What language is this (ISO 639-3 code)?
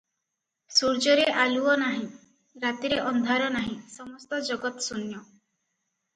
ori